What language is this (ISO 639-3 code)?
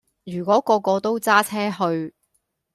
yue